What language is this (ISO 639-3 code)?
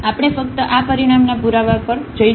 guj